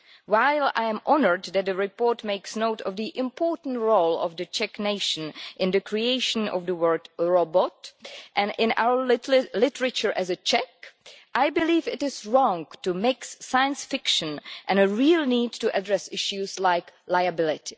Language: English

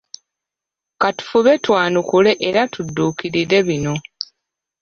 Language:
Ganda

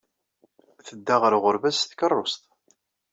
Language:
Kabyle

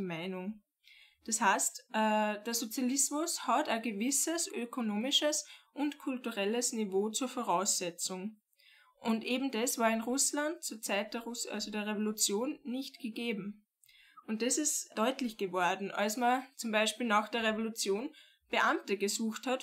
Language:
German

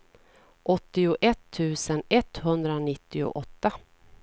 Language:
Swedish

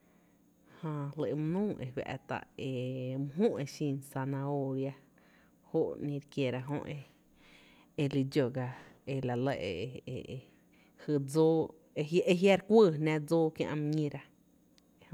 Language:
Tepinapa Chinantec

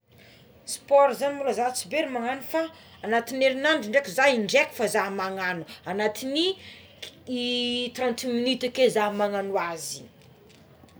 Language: Tsimihety Malagasy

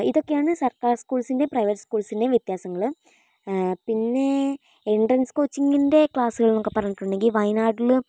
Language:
Malayalam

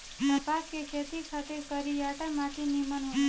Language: Bhojpuri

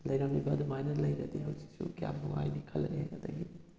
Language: Manipuri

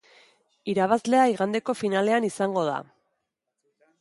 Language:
Basque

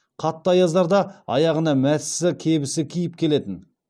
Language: Kazakh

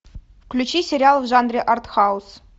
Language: Russian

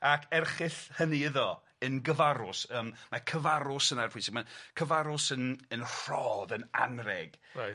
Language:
Welsh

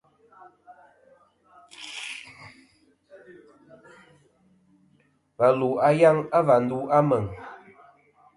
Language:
Kom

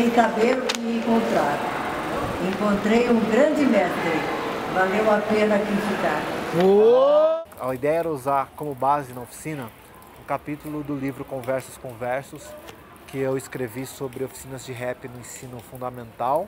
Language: Portuguese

